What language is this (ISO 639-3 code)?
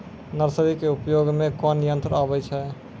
mai